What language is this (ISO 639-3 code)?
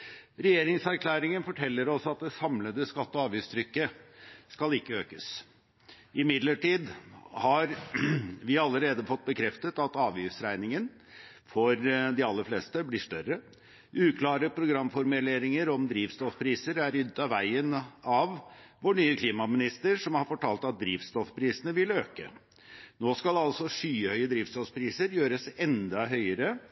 nob